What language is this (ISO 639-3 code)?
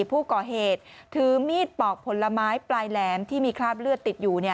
tha